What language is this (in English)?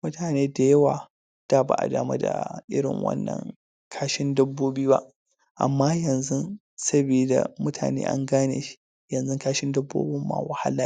Hausa